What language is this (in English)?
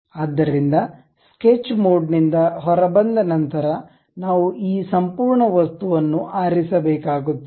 Kannada